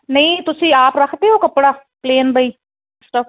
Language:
Punjabi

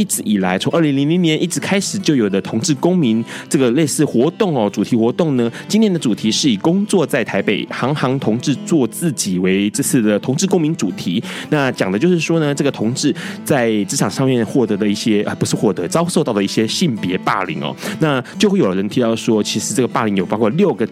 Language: Chinese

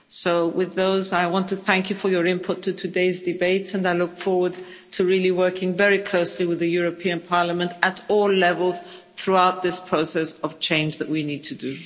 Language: English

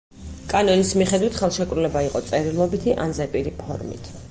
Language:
Georgian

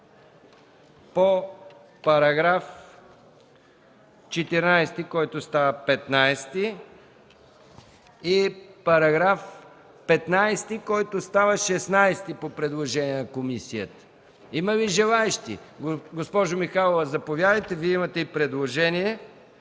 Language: Bulgarian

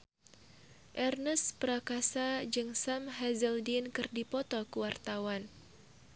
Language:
Sundanese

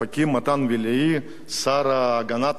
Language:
Hebrew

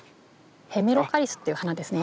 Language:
Japanese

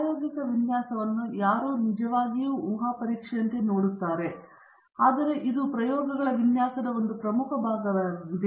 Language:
Kannada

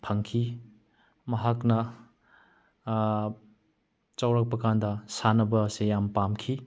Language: Manipuri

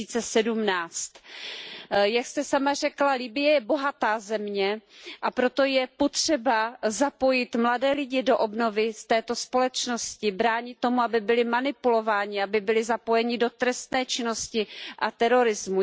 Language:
Czech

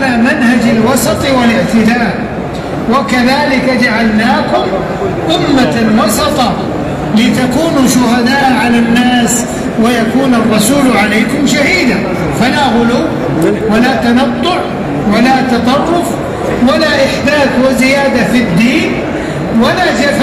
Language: Arabic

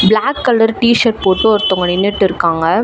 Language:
Tamil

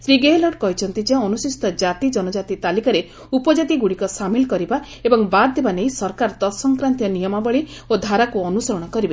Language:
Odia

